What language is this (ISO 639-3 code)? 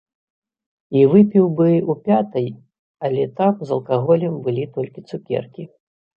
bel